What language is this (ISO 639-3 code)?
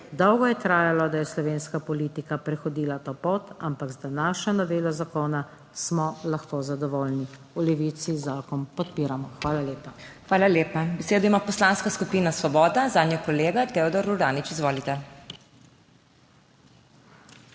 slv